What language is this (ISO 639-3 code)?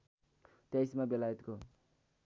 nep